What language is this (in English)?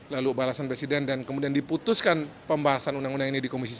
Indonesian